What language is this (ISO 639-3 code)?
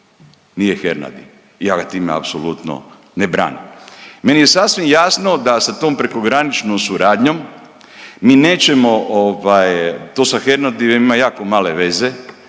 hrv